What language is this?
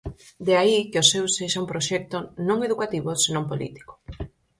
Galician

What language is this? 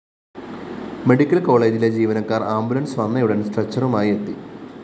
Malayalam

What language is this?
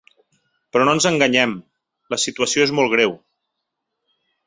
Catalan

